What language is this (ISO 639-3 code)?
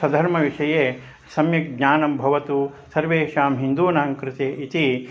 san